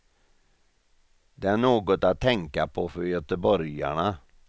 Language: Swedish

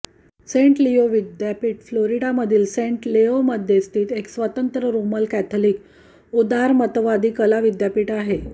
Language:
Marathi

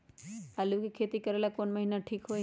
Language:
Magahi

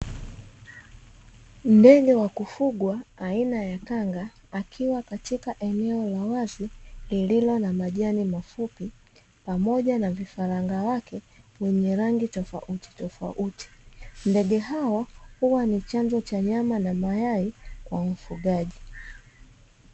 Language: Swahili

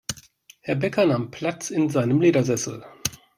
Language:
German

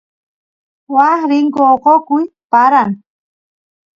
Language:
Santiago del Estero Quichua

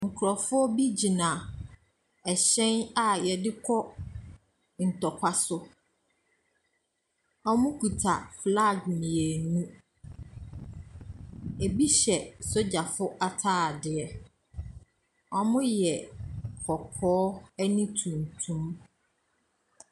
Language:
Akan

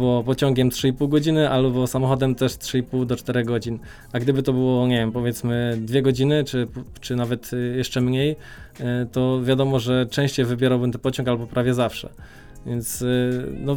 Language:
Polish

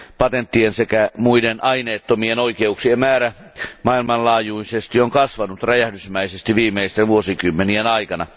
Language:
Finnish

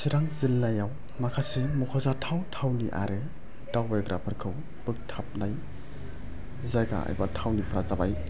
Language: Bodo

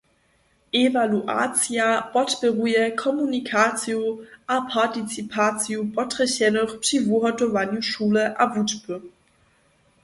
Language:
Upper Sorbian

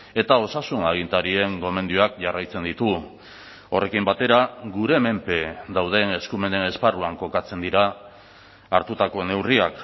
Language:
Basque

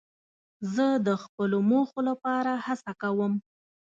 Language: Pashto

